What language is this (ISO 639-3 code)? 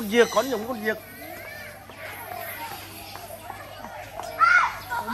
vie